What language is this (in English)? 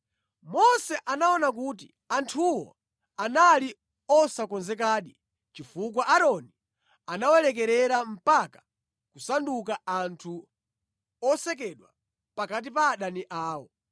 Nyanja